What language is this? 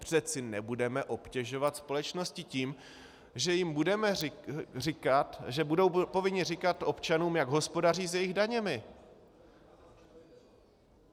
Czech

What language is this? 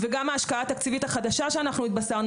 Hebrew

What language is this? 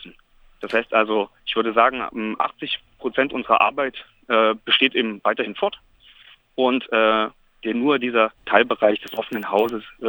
German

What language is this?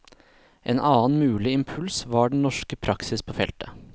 Norwegian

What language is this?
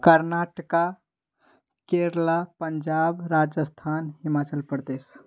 Hindi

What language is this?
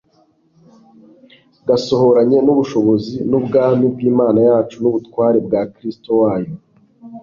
Kinyarwanda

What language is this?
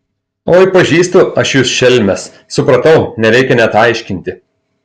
Lithuanian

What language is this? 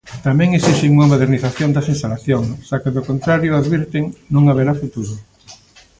Galician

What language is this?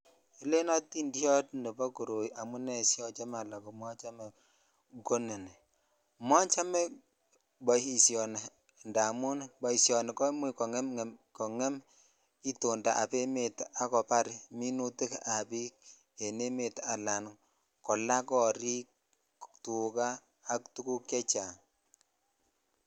Kalenjin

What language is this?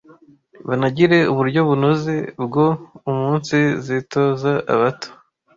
Kinyarwanda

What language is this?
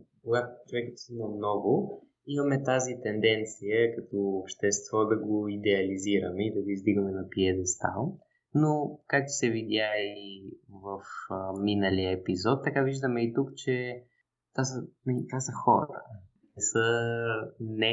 Bulgarian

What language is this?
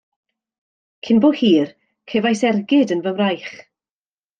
Welsh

